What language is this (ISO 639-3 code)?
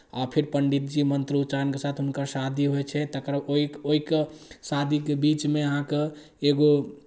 mai